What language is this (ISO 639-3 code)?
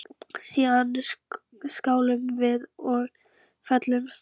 isl